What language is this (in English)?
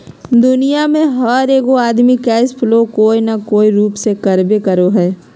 Magahi